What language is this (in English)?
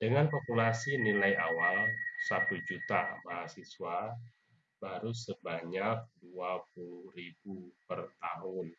Indonesian